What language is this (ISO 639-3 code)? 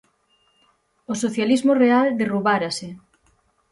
glg